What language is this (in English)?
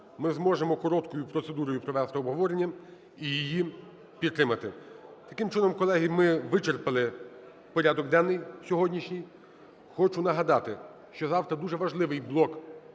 Ukrainian